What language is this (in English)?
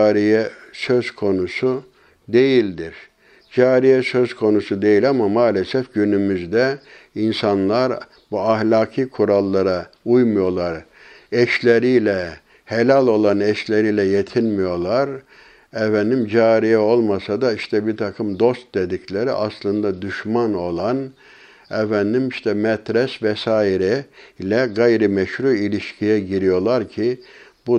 Turkish